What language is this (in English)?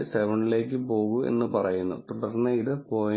Malayalam